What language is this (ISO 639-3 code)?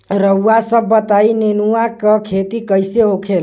bho